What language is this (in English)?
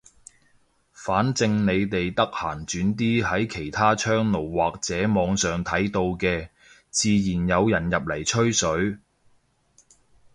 Cantonese